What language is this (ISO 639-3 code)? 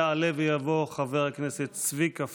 heb